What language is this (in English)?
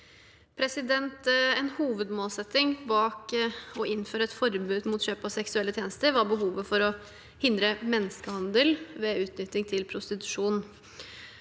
Norwegian